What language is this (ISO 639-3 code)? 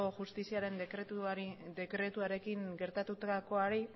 eus